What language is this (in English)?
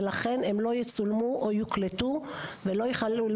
Hebrew